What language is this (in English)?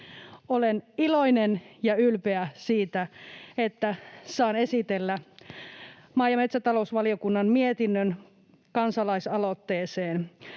Finnish